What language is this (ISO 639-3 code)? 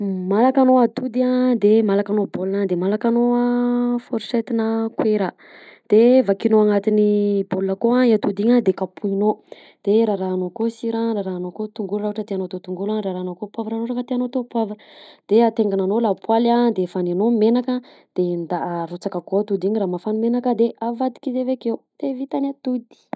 bzc